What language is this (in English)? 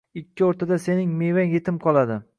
Uzbek